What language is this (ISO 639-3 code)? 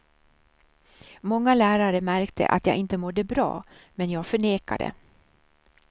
swe